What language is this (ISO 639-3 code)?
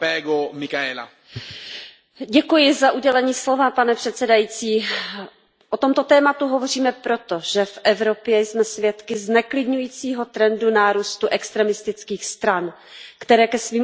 ces